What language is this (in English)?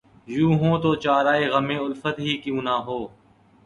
Urdu